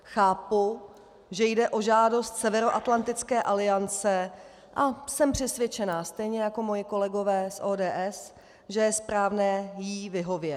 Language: Czech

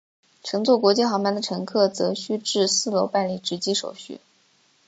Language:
Chinese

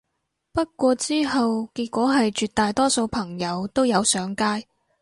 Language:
Cantonese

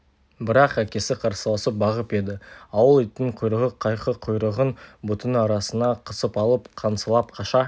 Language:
Kazakh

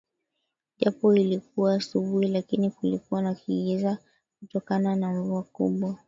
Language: Swahili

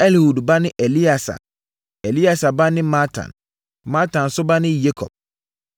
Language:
Akan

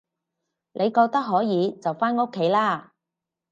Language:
Cantonese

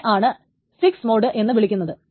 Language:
Malayalam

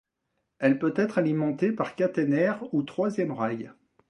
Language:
French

